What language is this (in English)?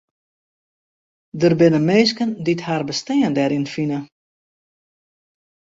Western Frisian